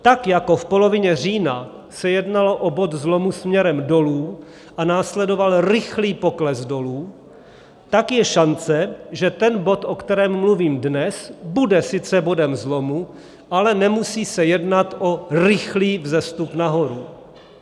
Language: Czech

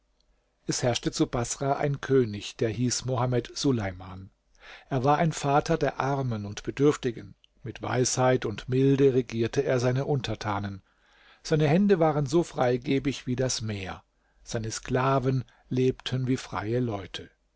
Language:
German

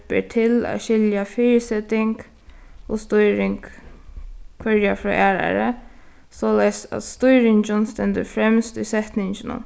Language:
Faroese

